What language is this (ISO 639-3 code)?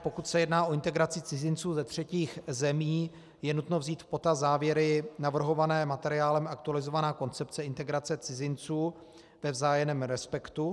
ces